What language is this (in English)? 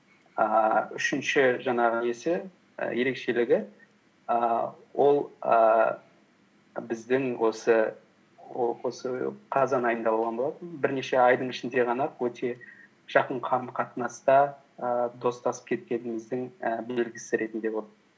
Kazakh